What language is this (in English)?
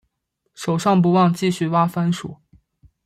Chinese